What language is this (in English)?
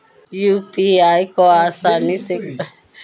Hindi